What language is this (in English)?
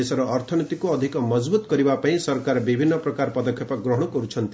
Odia